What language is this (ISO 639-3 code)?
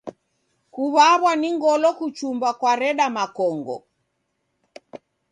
dav